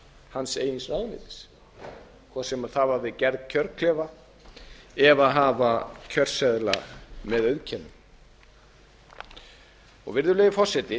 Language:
Icelandic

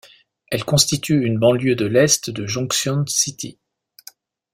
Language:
French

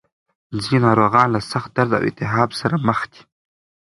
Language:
Pashto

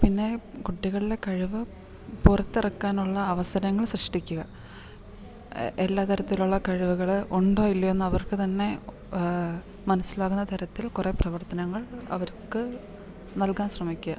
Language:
Malayalam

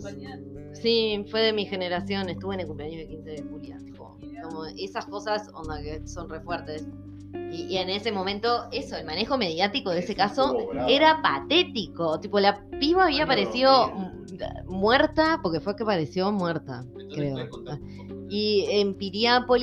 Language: Spanish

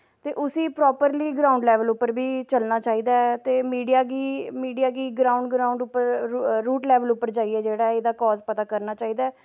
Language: Dogri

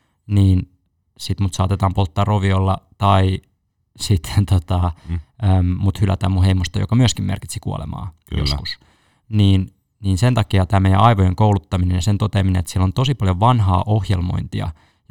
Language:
Finnish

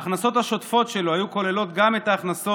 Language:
Hebrew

